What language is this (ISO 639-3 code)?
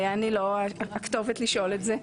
heb